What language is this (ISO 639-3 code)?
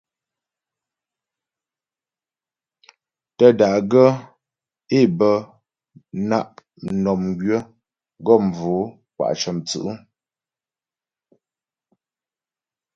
bbj